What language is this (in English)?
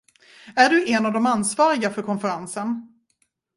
Swedish